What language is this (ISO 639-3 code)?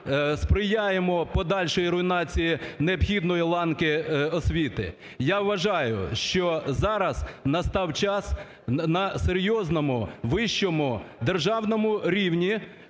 ukr